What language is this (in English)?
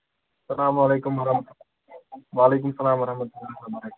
Kashmiri